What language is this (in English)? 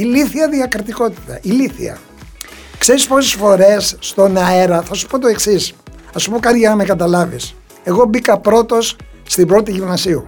Greek